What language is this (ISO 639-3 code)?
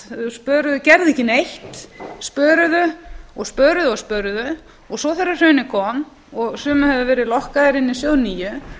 isl